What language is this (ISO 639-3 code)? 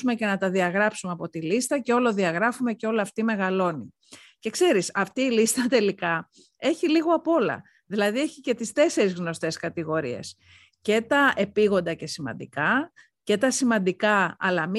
ell